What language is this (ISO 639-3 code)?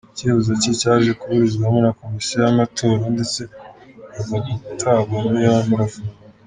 kin